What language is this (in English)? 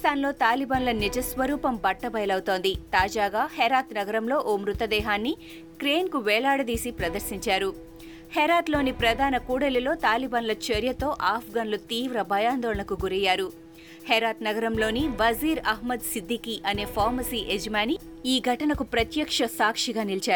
Telugu